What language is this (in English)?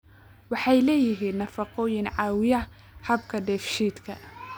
Somali